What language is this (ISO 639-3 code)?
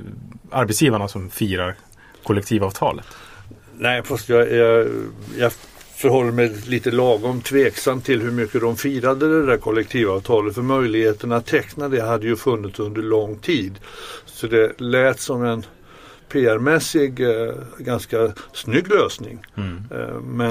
swe